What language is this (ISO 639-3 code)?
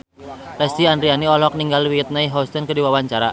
sun